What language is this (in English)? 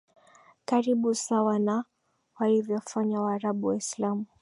Swahili